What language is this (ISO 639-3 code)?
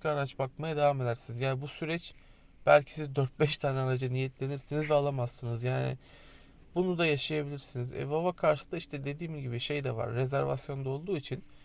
tur